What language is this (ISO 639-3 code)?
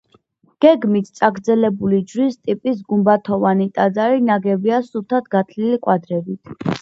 kat